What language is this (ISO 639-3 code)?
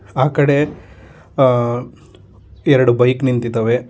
kan